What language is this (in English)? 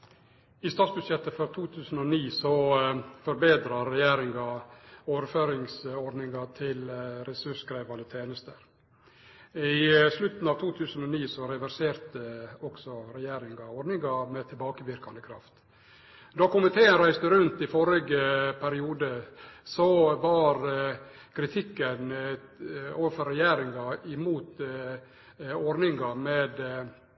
Norwegian Nynorsk